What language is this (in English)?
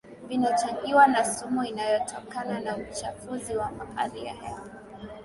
Swahili